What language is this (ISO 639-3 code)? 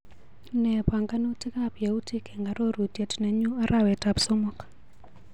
kln